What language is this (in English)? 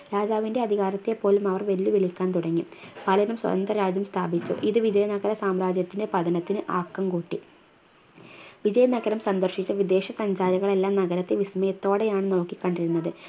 Malayalam